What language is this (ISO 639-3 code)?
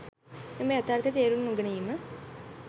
sin